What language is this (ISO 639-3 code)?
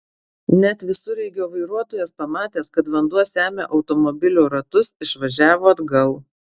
lit